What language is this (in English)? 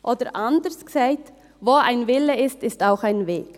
Swiss German